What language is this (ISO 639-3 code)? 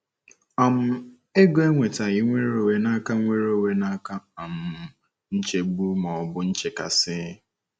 ibo